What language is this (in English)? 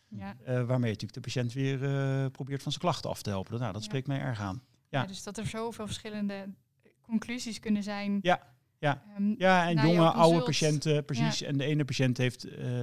Dutch